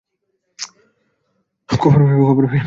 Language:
Bangla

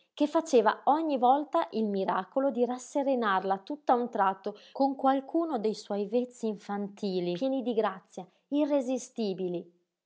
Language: Italian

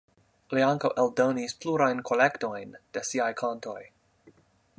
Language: Esperanto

